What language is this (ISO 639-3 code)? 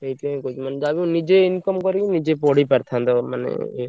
ori